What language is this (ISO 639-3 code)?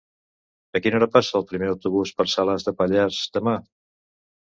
cat